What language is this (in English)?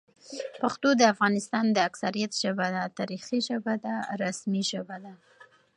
Pashto